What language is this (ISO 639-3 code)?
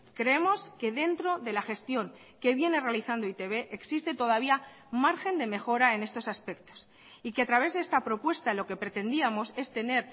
spa